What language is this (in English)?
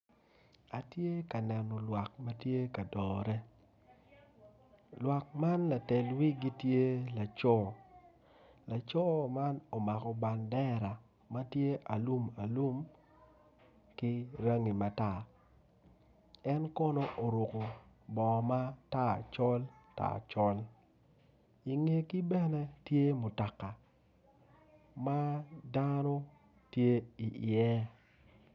Acoli